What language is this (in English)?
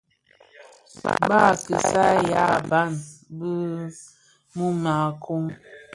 Bafia